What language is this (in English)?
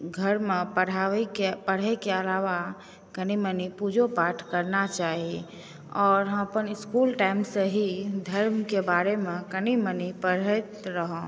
Maithili